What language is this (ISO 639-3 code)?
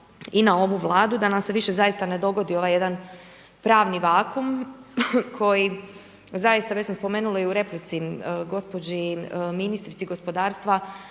hrv